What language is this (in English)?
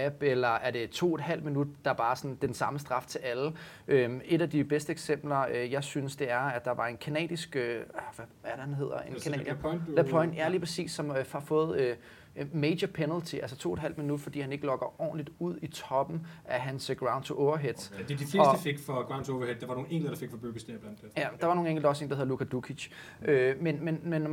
Danish